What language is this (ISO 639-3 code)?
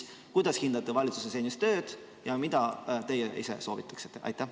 est